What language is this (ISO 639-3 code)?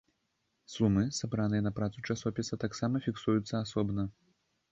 bel